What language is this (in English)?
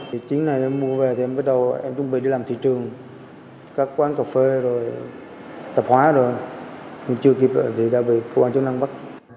Vietnamese